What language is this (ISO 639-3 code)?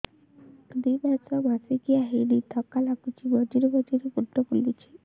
ori